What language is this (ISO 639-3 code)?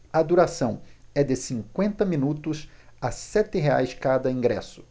por